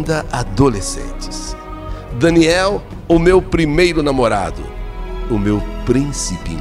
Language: Portuguese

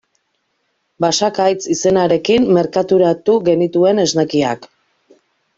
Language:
Basque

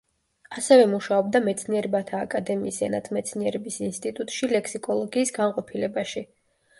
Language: Georgian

